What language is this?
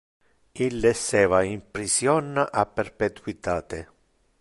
Interlingua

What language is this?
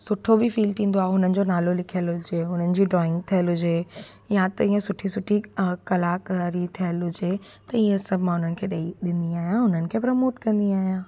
Sindhi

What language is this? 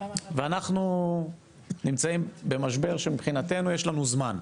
Hebrew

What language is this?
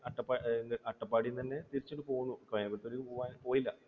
Malayalam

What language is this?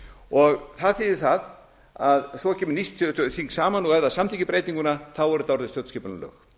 Icelandic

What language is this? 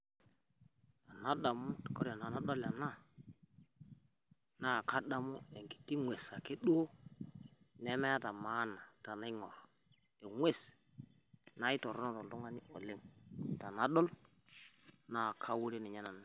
Masai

